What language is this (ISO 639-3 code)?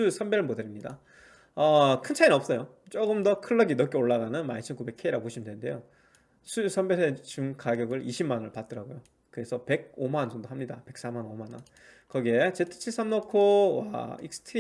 kor